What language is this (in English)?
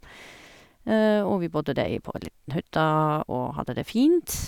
Norwegian